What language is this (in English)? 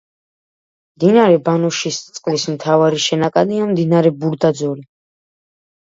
Georgian